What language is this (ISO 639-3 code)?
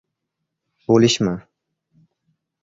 uzb